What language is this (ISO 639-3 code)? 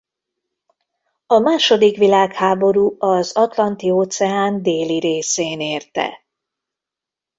hun